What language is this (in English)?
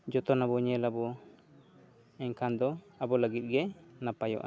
Santali